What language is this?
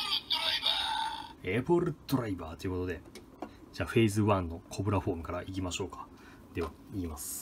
Japanese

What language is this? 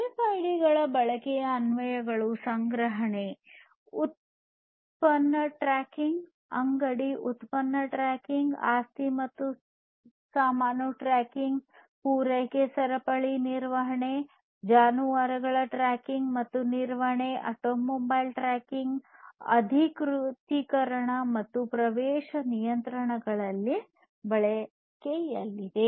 Kannada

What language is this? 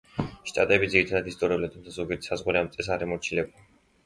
Georgian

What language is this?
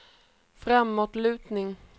Swedish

